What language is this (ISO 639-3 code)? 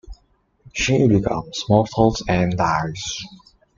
eng